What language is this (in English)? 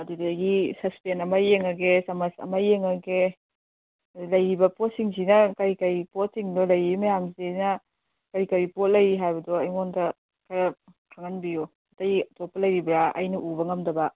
Manipuri